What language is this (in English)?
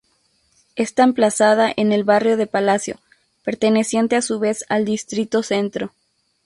Spanish